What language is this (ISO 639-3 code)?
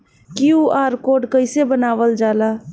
bho